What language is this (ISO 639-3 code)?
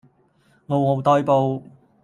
yue